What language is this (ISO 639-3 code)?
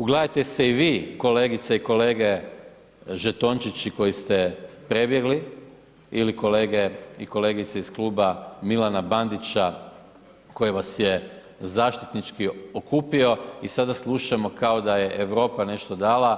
hrv